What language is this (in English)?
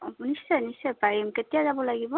Assamese